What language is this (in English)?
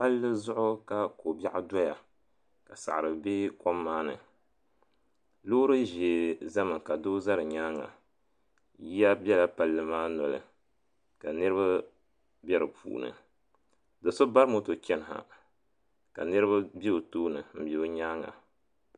Dagbani